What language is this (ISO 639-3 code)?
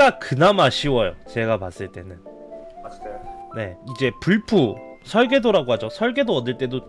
kor